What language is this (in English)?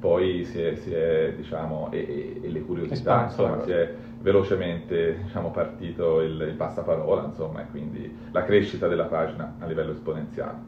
Italian